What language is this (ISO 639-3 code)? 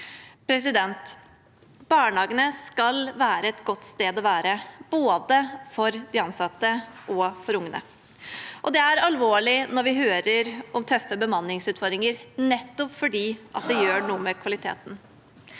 nor